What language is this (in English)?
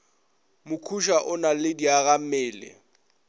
Northern Sotho